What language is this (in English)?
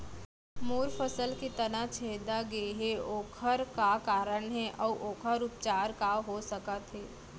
Chhattisgarhi